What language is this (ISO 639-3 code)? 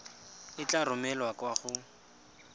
tsn